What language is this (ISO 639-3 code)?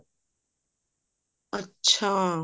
pan